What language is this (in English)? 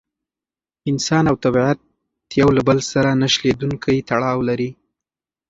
Pashto